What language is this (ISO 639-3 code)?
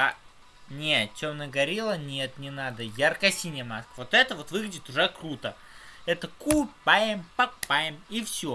rus